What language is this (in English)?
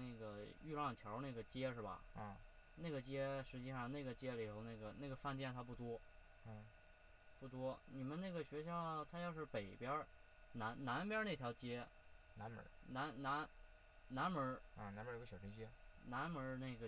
Chinese